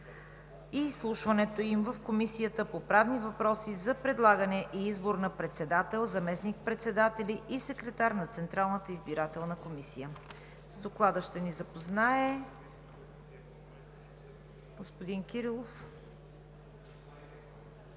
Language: Bulgarian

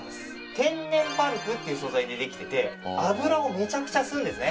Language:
Japanese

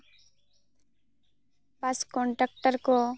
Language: Santali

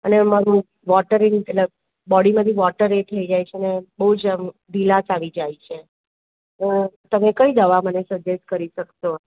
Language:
Gujarati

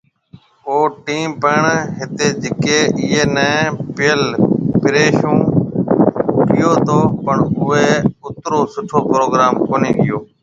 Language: Marwari (Pakistan)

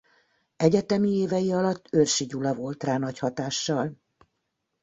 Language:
Hungarian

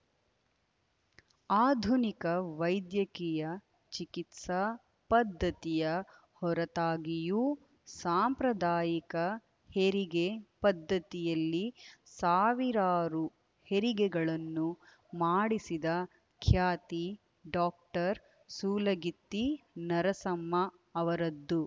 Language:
Kannada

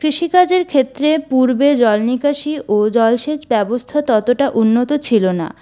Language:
Bangla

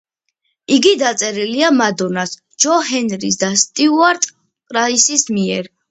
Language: Georgian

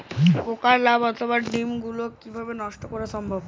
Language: Bangla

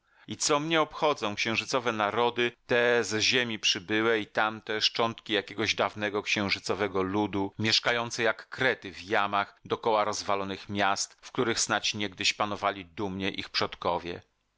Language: Polish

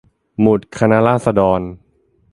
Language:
Thai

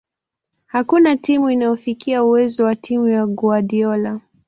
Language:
Swahili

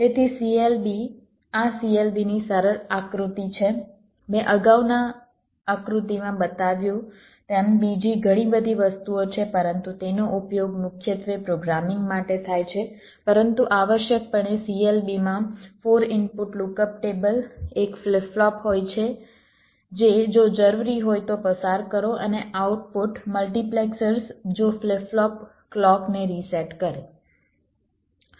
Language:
Gujarati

